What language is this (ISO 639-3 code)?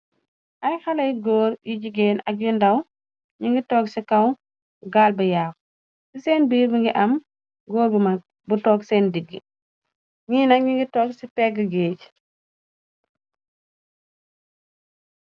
wol